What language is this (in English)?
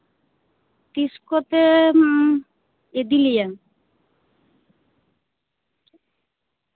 Santali